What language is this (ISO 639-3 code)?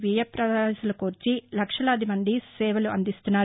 tel